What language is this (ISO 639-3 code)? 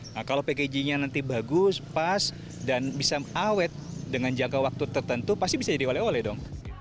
ind